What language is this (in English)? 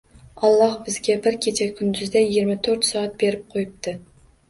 Uzbek